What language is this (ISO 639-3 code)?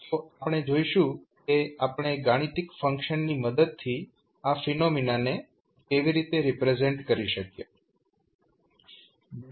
guj